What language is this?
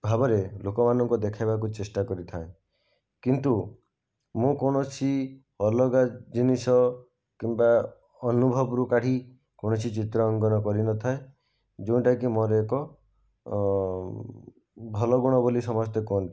Odia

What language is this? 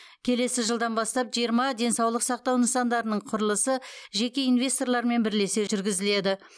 Kazakh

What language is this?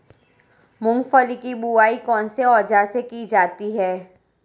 Hindi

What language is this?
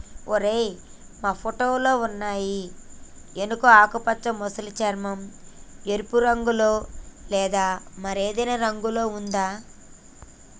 Telugu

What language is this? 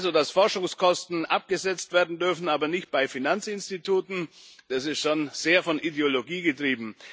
German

